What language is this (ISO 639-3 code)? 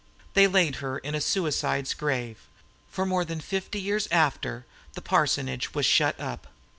eng